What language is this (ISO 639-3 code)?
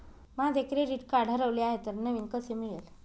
mar